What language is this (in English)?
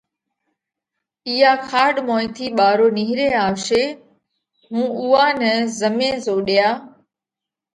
Parkari Koli